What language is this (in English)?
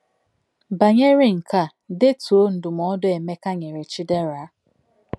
Igbo